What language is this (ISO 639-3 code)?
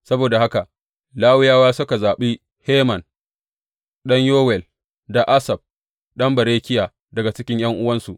hau